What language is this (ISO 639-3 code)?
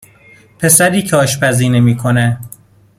fas